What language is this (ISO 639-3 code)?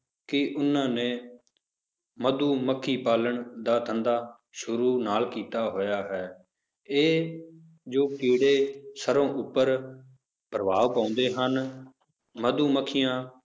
pan